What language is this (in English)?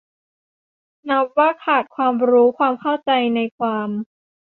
Thai